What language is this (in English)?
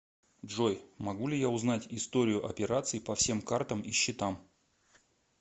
Russian